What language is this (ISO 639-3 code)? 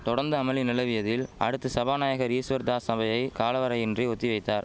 tam